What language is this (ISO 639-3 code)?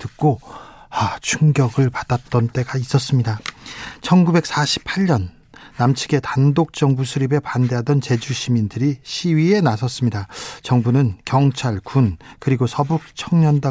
kor